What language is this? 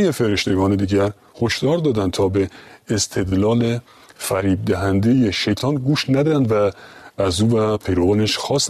Persian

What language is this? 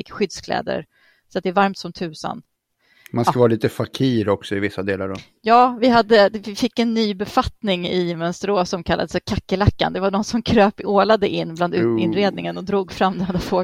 Swedish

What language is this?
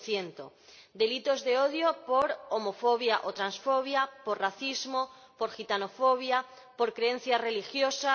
Spanish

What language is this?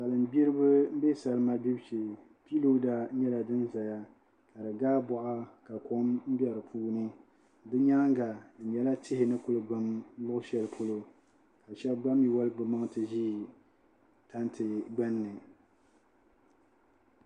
Dagbani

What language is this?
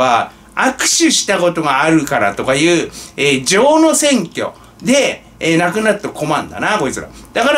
Japanese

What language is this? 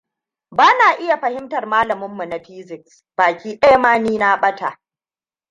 Hausa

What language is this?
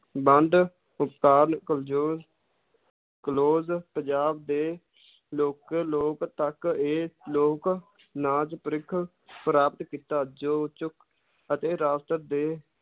Punjabi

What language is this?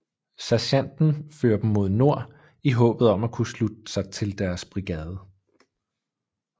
Danish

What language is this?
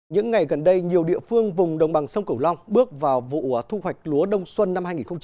Vietnamese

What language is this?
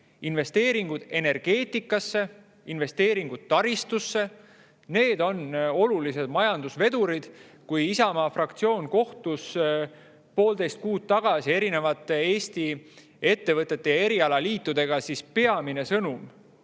Estonian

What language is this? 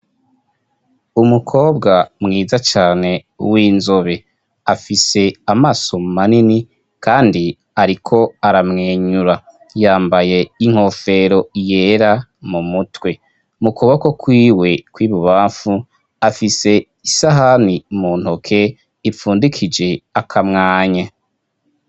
Rundi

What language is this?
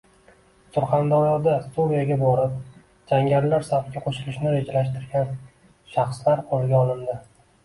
Uzbek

